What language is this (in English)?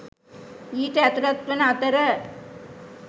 Sinhala